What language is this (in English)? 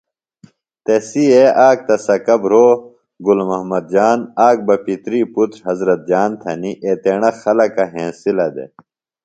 Phalura